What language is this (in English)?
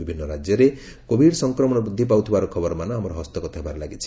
Odia